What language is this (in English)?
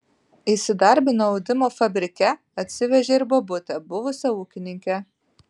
Lithuanian